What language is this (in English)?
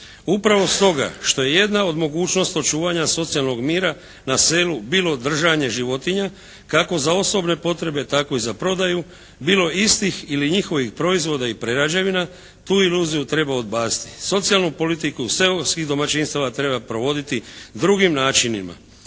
Croatian